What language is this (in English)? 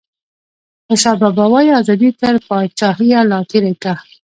Pashto